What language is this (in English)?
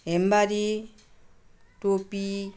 Nepali